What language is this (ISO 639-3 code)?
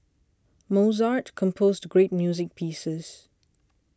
eng